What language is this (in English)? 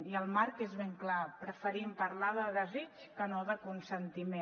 Catalan